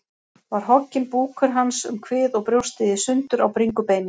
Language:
Icelandic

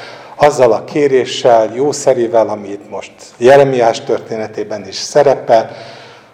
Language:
Hungarian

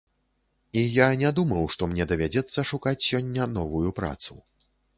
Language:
Belarusian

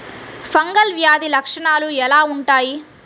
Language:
Telugu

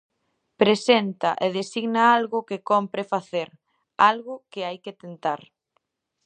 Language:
Galician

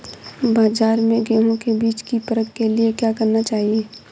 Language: Hindi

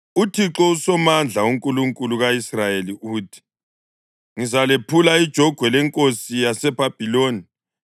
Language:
North Ndebele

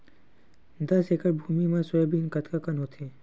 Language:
Chhattisgarhi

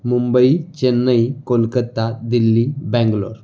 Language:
Marathi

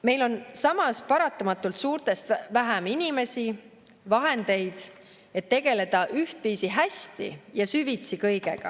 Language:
Estonian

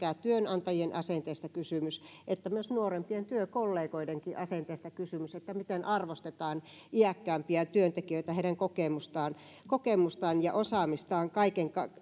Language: Finnish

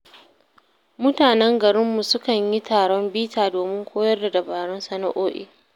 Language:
Hausa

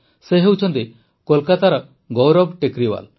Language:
Odia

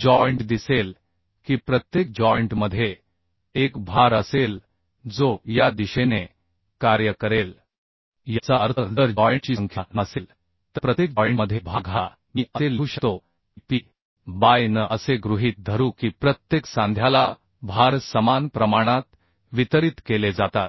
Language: Marathi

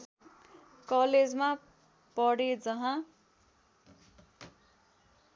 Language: Nepali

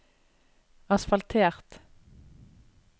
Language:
Norwegian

